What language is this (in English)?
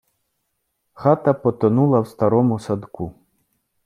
Ukrainian